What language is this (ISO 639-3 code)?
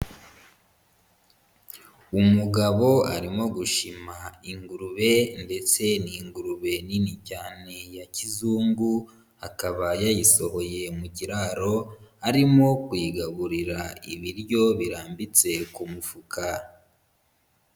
kin